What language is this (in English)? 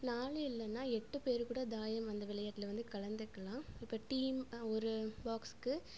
Tamil